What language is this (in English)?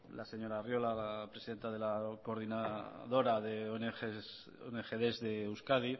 Spanish